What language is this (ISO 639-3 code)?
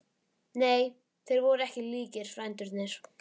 isl